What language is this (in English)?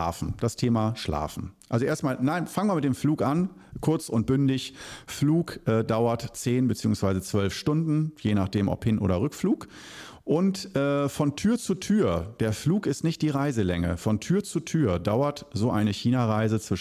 German